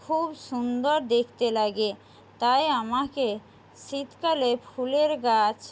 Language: Bangla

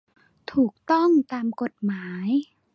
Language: Thai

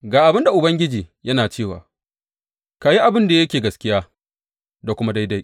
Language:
Hausa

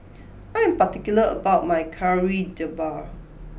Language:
English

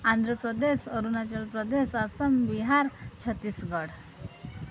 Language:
Odia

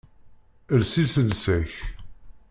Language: Kabyle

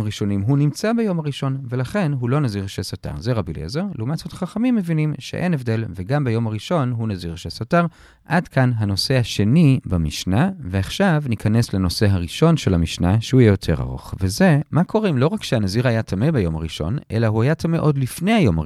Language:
Hebrew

